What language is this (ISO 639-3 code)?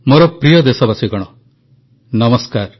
ori